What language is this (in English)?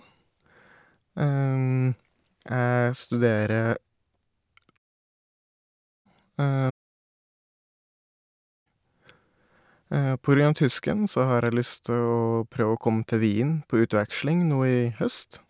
Norwegian